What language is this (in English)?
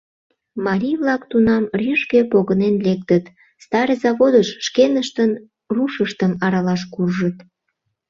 Mari